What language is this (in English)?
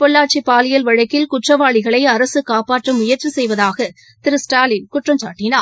Tamil